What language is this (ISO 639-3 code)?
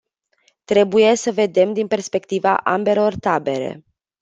ron